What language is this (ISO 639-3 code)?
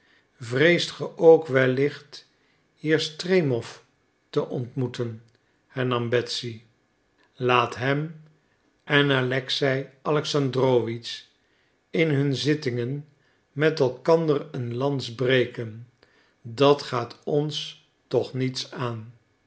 nld